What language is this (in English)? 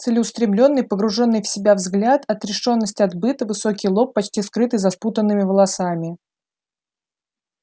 Russian